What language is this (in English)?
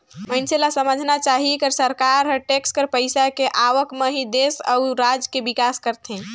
Chhattisgarhi